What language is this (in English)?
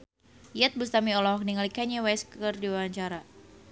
Sundanese